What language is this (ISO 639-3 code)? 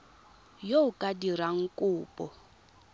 tsn